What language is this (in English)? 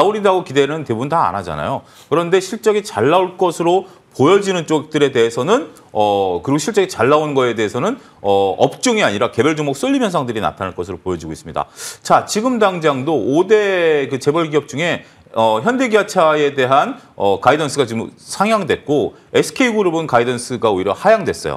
Korean